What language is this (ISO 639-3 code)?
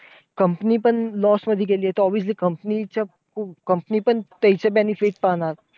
mar